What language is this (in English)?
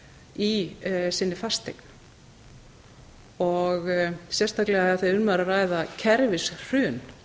Icelandic